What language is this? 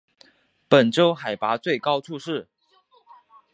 Chinese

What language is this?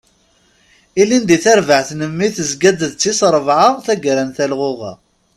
Kabyle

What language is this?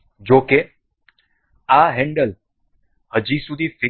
Gujarati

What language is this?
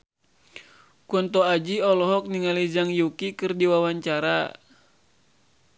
Sundanese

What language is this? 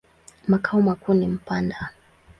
Swahili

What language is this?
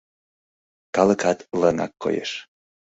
Mari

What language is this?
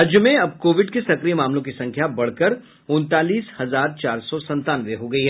Hindi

